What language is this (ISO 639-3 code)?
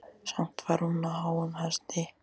isl